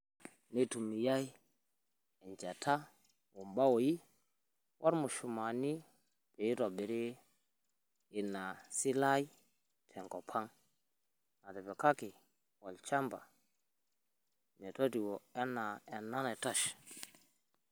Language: Masai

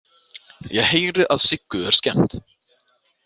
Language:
Icelandic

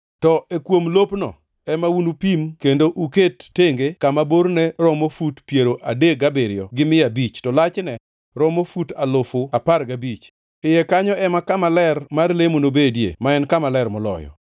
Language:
Luo (Kenya and Tanzania)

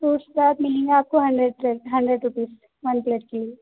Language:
Urdu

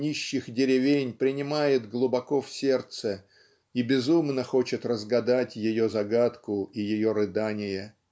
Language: Russian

